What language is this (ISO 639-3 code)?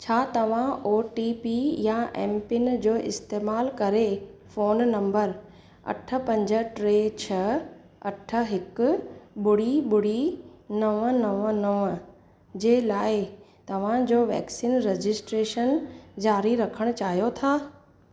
snd